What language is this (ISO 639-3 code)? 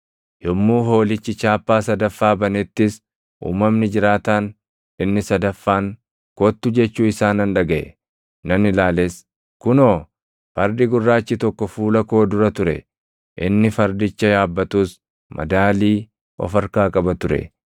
orm